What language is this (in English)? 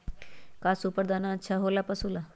Magahi